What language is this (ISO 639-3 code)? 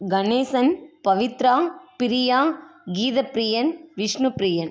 tam